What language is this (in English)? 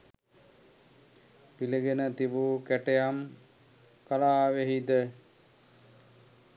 Sinhala